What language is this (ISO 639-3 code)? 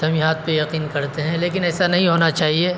urd